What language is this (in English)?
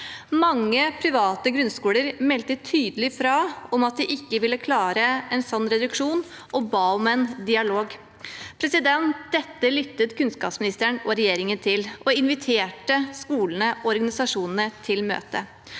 Norwegian